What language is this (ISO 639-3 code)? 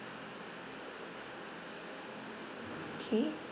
eng